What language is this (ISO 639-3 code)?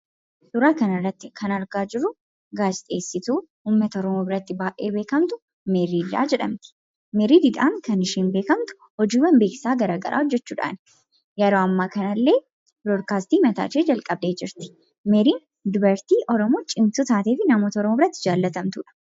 orm